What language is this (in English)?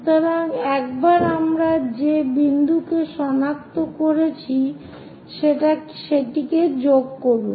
Bangla